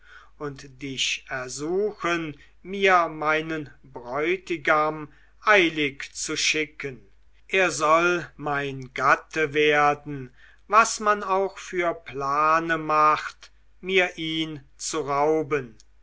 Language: German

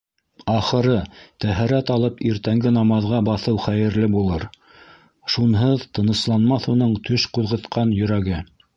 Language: Bashkir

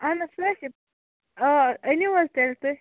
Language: Kashmiri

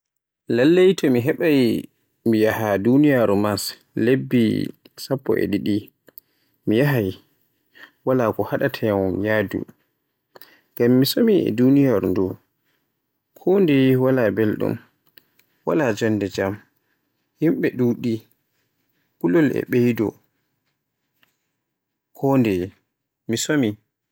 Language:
Borgu Fulfulde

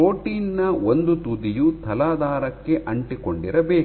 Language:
Kannada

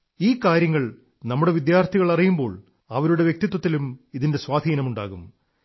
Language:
Malayalam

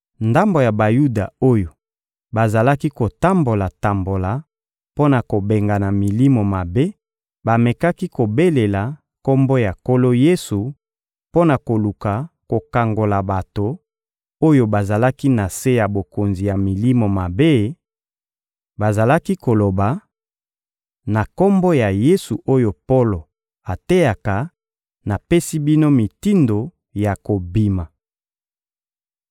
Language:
Lingala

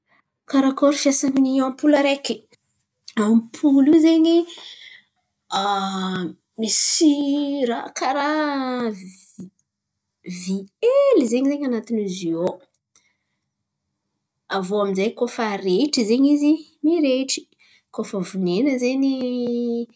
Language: Antankarana Malagasy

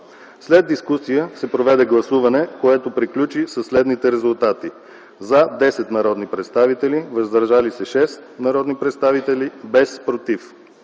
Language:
Bulgarian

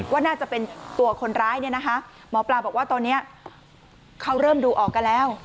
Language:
Thai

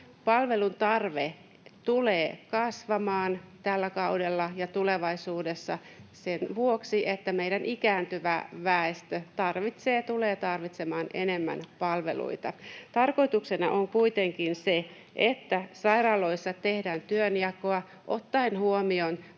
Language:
Finnish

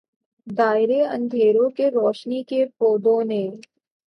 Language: Urdu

